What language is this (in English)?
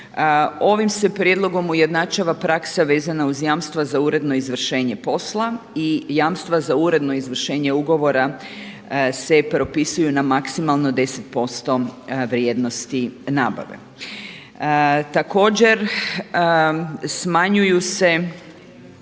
Croatian